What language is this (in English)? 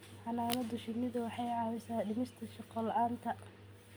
Somali